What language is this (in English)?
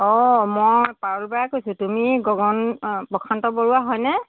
Assamese